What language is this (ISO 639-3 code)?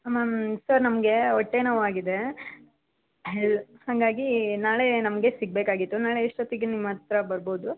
kan